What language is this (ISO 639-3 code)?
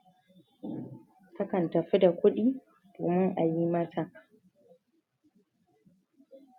hau